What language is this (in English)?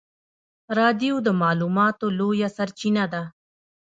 Pashto